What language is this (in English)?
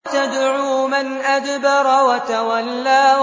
Arabic